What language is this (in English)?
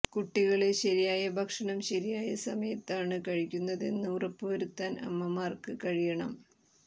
Malayalam